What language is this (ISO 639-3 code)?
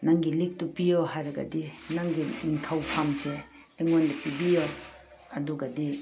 mni